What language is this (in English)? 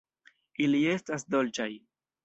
Esperanto